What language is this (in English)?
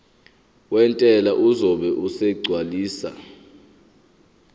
Zulu